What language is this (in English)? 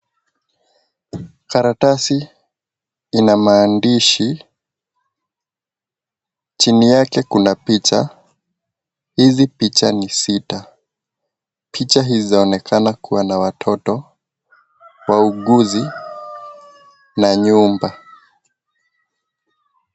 Swahili